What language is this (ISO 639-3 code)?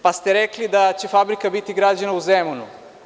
srp